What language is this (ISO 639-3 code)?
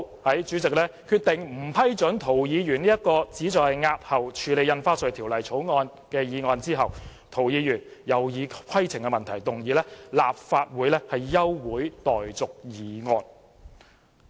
yue